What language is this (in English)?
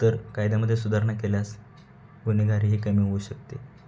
Marathi